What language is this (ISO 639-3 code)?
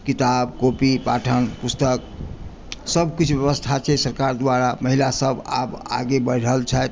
mai